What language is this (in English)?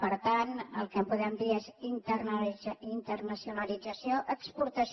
Catalan